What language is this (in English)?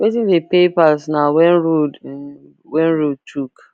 Nigerian Pidgin